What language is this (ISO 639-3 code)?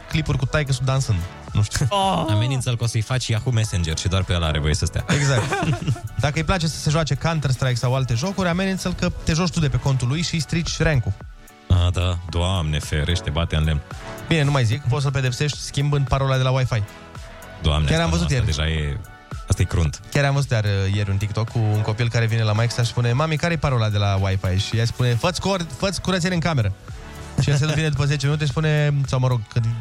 ron